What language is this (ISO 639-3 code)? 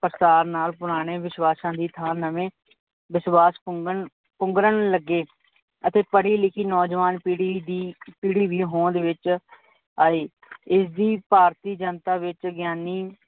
pan